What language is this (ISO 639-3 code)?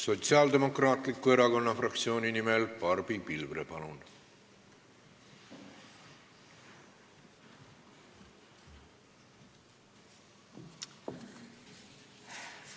est